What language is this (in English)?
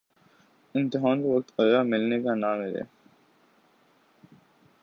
Urdu